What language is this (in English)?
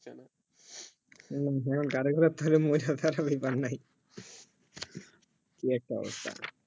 Bangla